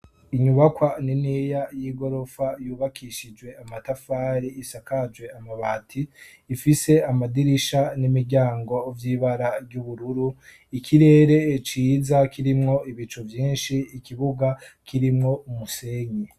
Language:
Rundi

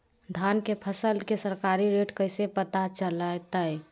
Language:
Magahi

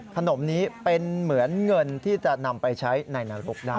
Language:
Thai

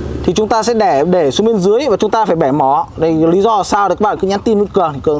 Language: Vietnamese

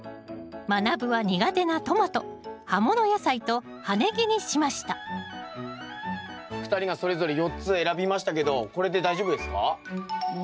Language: Japanese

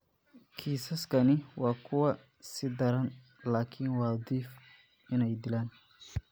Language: Somali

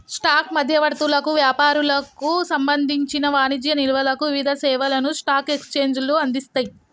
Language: Telugu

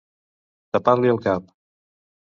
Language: Catalan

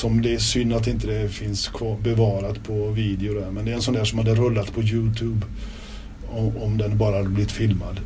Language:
Swedish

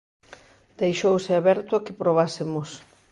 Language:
Galician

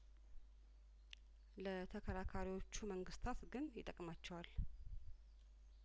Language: Amharic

